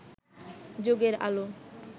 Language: Bangla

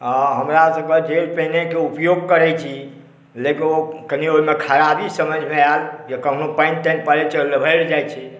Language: Maithili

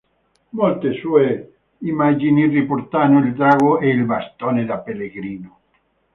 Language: Italian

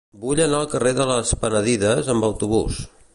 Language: Catalan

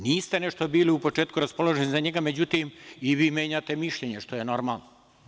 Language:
Serbian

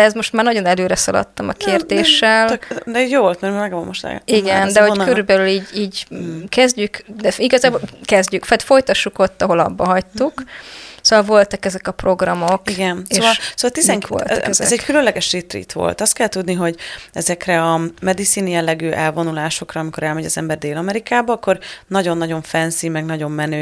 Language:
Hungarian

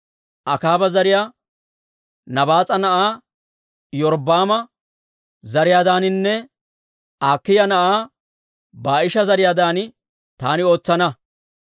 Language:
Dawro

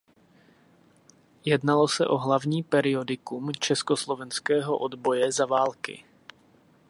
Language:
Czech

